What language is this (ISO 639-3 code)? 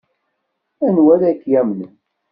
kab